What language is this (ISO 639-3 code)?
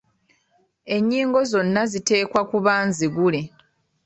lug